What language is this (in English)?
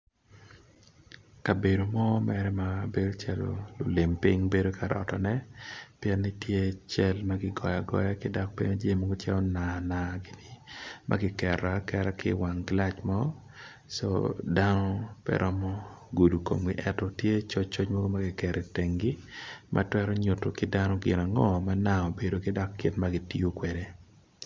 Acoli